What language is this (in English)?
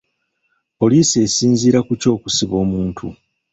Ganda